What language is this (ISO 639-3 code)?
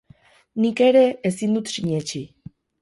eus